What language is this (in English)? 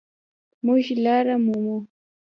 Pashto